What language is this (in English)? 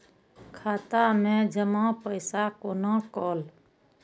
Maithili